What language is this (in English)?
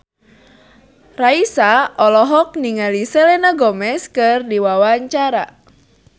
Sundanese